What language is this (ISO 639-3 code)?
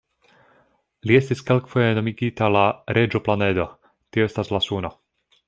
epo